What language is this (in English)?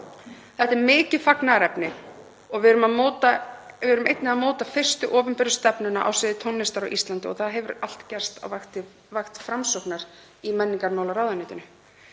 Icelandic